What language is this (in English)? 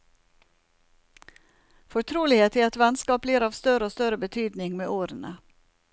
Norwegian